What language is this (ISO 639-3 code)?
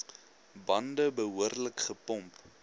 afr